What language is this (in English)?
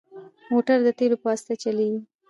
Pashto